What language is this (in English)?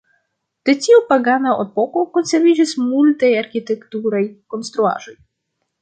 Esperanto